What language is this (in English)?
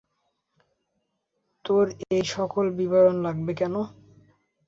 Bangla